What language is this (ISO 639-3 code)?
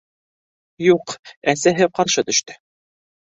bak